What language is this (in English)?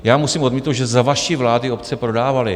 Czech